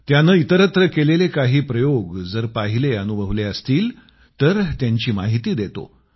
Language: Marathi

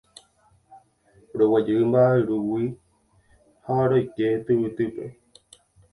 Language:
Guarani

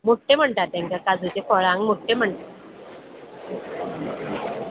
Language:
Konkani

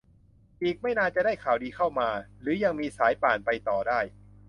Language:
Thai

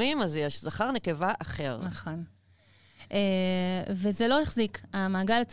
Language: Hebrew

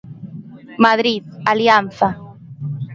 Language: Galician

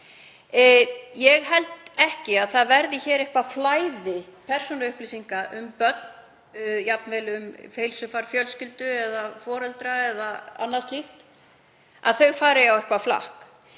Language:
Icelandic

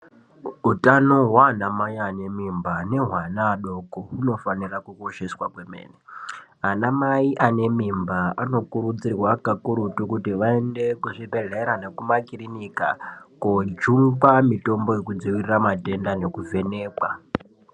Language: Ndau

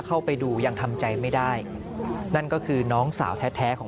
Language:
Thai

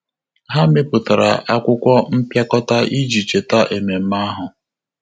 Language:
Igbo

